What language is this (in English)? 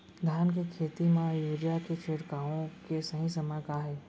Chhattisgarhi